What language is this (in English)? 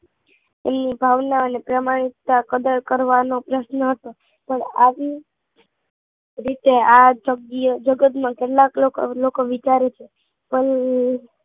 Gujarati